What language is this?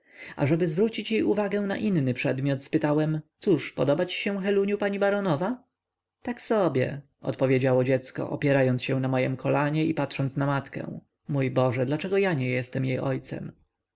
Polish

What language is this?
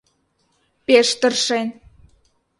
Mari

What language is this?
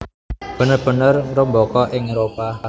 Javanese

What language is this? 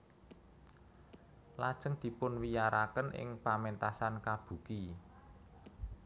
Javanese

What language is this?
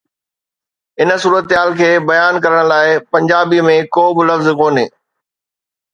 Sindhi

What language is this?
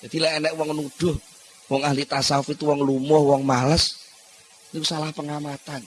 Indonesian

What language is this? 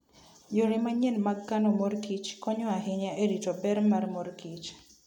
Luo (Kenya and Tanzania)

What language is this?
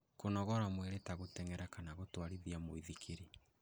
Kikuyu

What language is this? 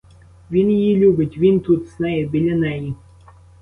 Ukrainian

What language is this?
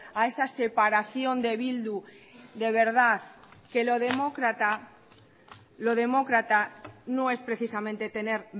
Spanish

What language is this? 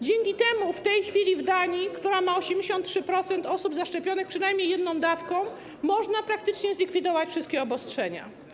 Polish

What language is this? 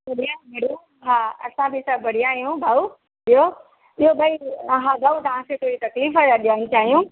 Sindhi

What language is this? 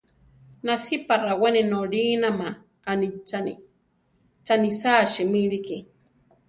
Central Tarahumara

